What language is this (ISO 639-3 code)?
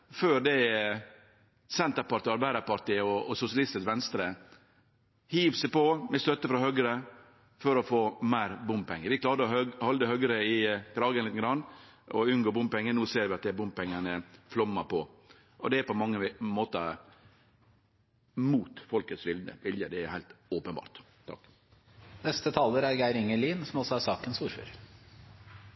nno